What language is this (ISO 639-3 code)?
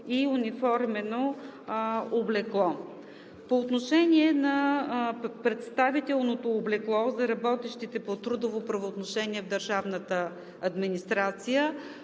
bul